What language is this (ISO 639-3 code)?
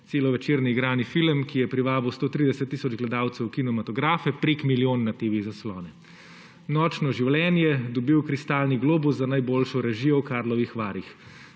slv